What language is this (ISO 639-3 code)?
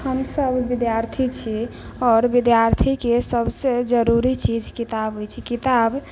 mai